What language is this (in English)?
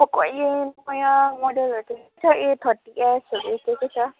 Nepali